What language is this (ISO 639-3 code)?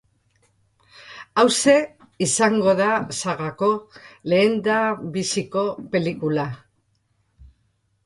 eus